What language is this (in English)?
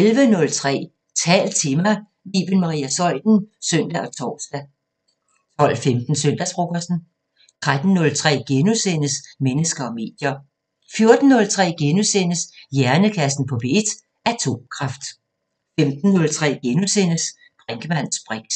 Danish